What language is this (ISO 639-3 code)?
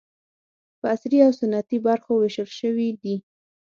pus